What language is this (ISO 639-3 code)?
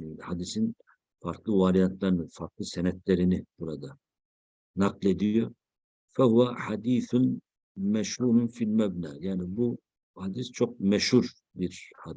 tur